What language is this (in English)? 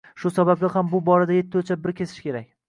Uzbek